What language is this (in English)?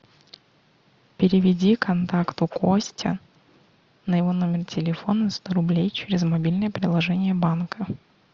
Russian